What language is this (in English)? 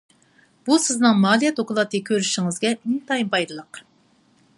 Uyghur